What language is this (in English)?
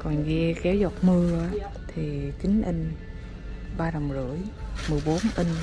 Vietnamese